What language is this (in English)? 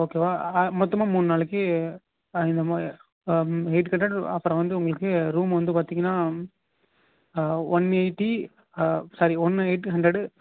Tamil